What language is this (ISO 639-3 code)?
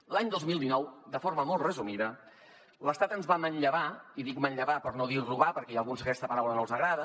cat